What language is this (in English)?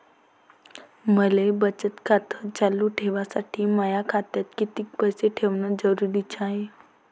Marathi